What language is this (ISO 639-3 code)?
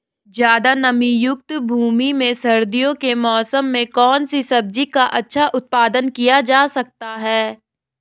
hin